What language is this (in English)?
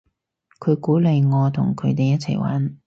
Cantonese